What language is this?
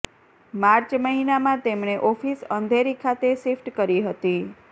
Gujarati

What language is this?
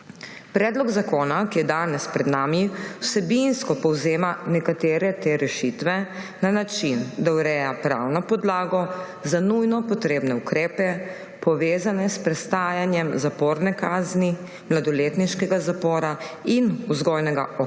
Slovenian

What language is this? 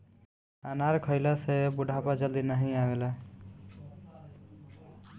Bhojpuri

